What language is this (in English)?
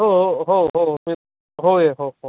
Marathi